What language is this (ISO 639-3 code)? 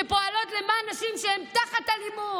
heb